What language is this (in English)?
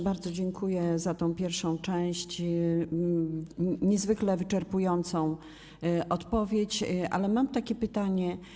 Polish